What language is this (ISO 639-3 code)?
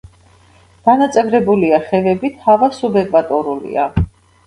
kat